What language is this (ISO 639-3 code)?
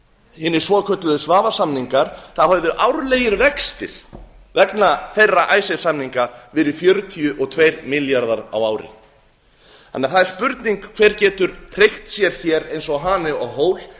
isl